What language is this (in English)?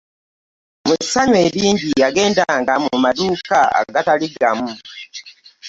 Ganda